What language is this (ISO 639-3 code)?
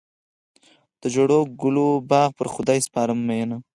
pus